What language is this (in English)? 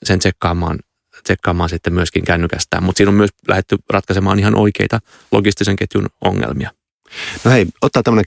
Finnish